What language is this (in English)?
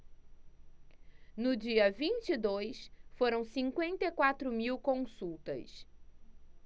Portuguese